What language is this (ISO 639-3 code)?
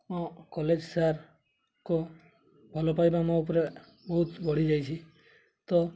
ori